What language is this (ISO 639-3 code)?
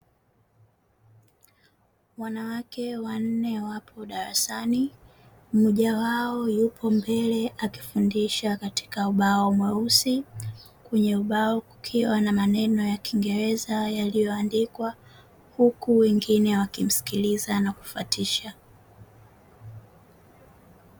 swa